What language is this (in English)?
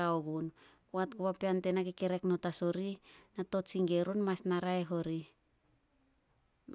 Solos